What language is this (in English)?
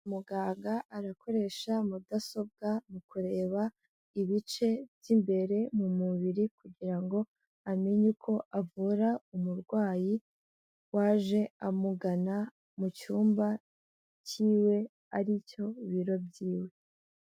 Kinyarwanda